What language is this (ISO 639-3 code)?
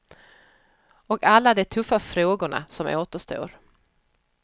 swe